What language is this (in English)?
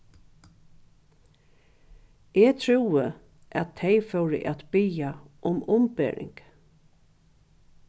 Faroese